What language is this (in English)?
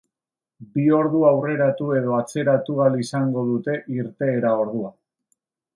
Basque